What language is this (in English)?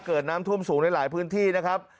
Thai